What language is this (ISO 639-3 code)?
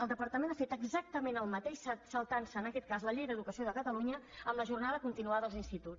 cat